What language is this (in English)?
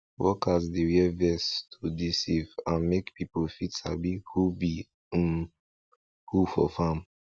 Nigerian Pidgin